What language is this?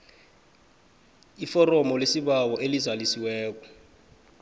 South Ndebele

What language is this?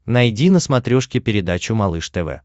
Russian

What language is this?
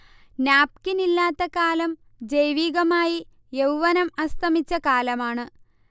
Malayalam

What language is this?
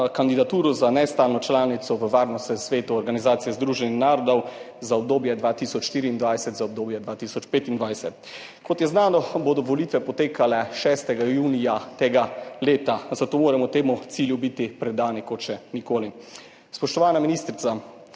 Slovenian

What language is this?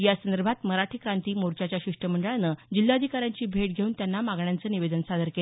Marathi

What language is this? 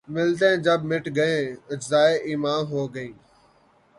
Urdu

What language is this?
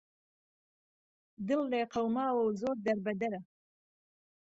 Central Kurdish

